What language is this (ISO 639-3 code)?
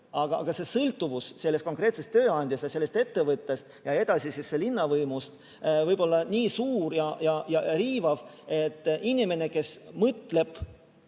est